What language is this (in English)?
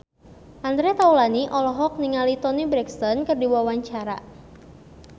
Sundanese